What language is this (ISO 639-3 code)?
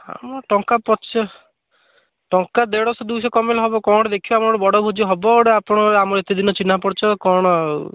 ori